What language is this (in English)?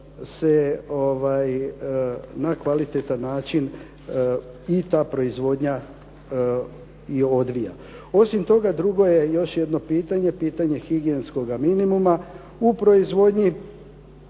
Croatian